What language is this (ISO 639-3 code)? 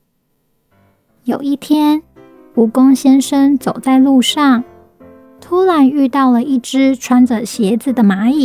zho